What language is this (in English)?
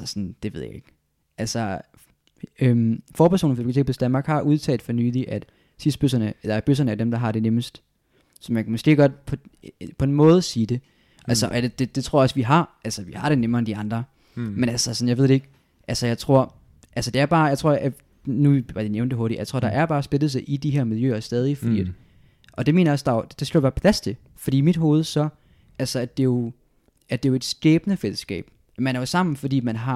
Danish